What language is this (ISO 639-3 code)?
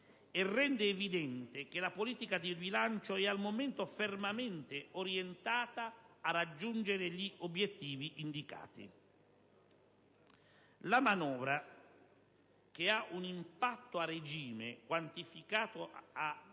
ita